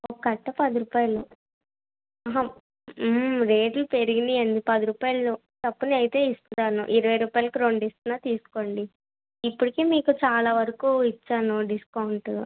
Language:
Telugu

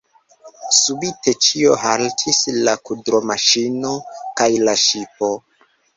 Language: Esperanto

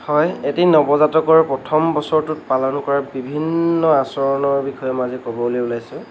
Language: Assamese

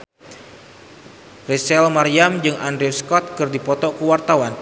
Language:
Sundanese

